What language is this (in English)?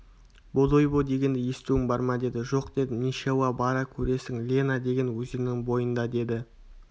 Kazakh